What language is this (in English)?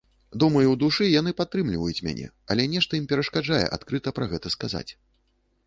Belarusian